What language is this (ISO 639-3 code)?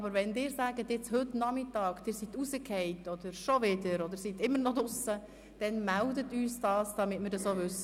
gsw